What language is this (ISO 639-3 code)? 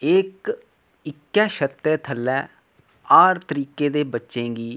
doi